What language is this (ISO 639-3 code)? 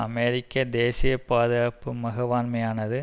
tam